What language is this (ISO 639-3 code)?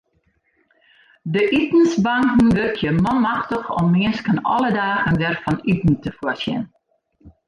fry